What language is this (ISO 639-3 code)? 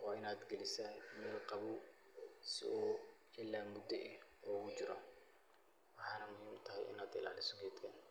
som